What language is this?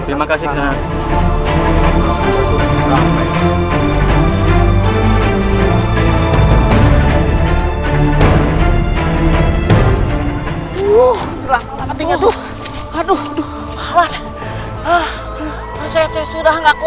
Indonesian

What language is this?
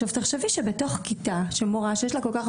Hebrew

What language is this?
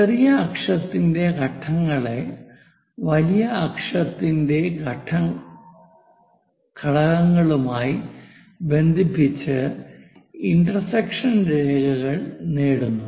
Malayalam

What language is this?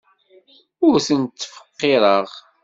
Kabyle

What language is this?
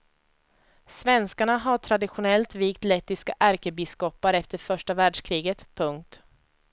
Swedish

